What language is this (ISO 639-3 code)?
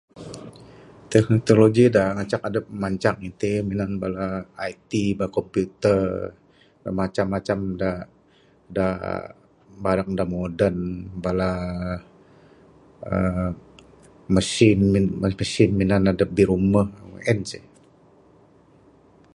sdo